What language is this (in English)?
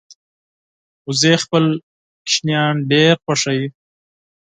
Pashto